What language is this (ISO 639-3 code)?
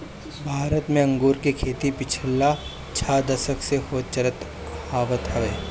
bho